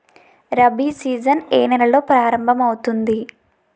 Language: Telugu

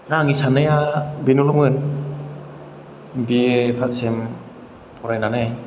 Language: Bodo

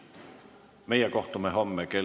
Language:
Estonian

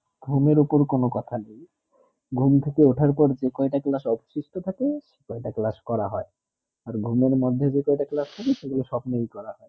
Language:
Bangla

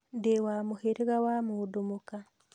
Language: Kikuyu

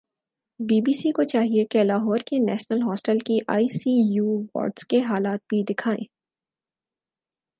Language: Urdu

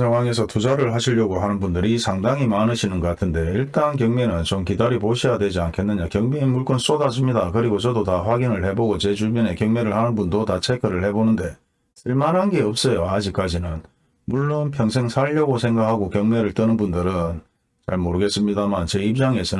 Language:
Korean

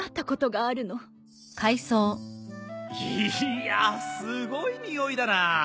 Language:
Japanese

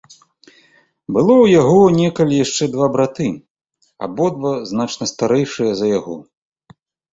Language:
Belarusian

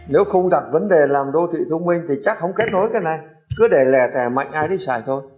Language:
Vietnamese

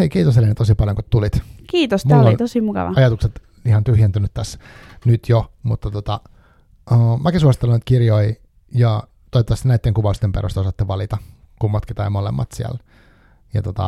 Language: Finnish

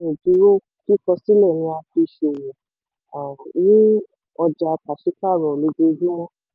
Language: Yoruba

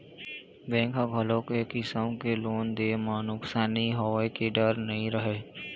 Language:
Chhattisgarhi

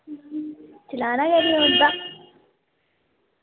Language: Dogri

